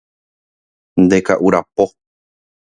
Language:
Guarani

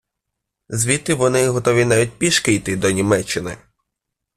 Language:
Ukrainian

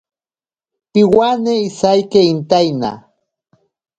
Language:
Ashéninka Perené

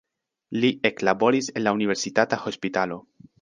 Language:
Esperanto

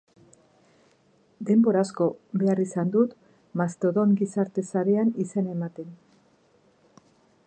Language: Basque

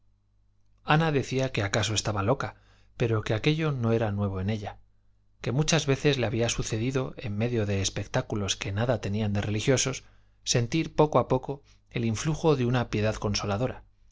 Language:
Spanish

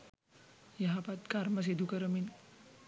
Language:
Sinhala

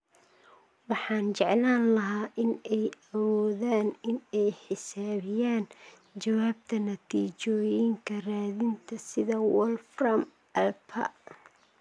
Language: Somali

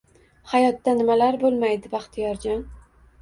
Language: Uzbek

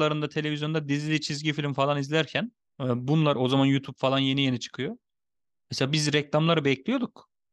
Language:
Turkish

